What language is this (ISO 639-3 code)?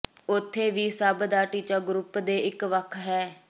pan